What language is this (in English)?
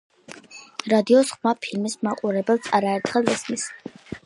Georgian